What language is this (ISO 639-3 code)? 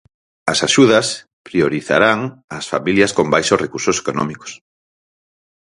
glg